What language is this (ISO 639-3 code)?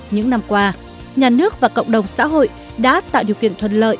vie